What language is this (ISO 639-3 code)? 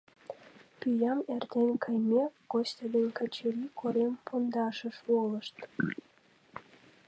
chm